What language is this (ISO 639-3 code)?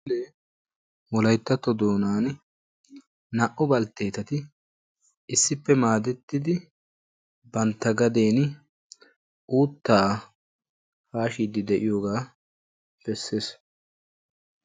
wal